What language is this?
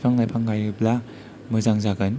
Bodo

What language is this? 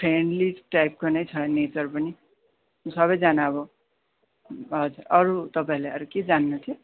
Nepali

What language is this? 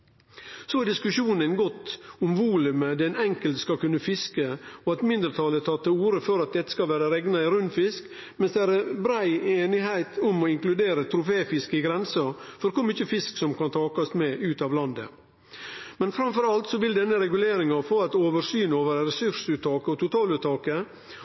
Norwegian Nynorsk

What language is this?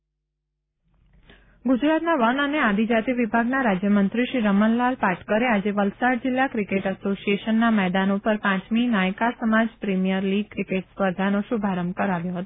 Gujarati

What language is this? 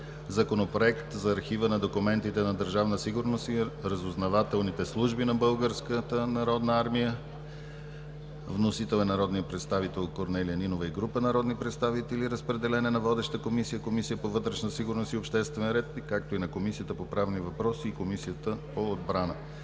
Bulgarian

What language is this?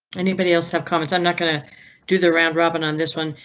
English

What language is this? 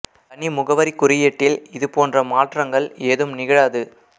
Tamil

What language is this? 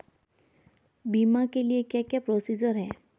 Hindi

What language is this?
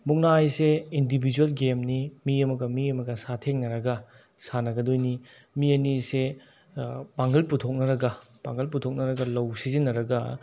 Manipuri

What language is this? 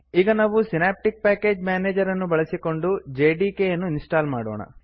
Kannada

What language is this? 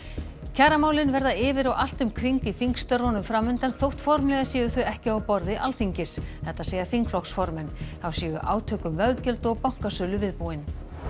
Icelandic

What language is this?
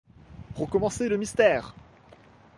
French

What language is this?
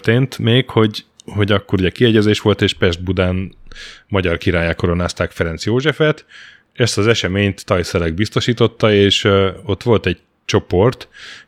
Hungarian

